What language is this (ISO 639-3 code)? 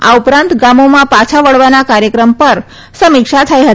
guj